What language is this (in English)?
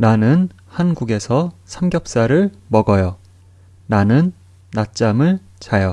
Korean